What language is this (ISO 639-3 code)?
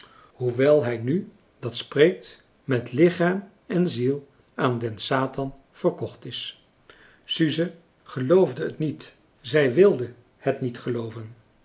nld